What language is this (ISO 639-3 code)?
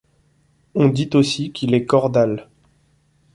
fra